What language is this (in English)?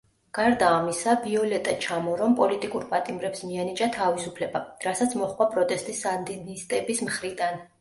Georgian